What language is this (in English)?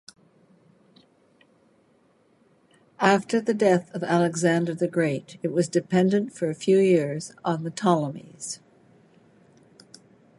English